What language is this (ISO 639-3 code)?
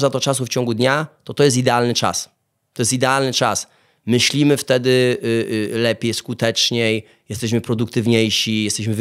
pol